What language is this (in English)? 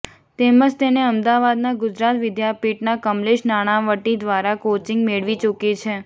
Gujarati